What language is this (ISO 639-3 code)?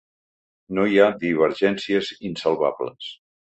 cat